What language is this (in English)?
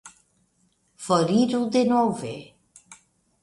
Esperanto